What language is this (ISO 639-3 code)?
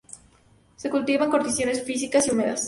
spa